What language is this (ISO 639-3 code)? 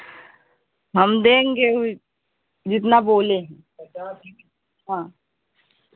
hin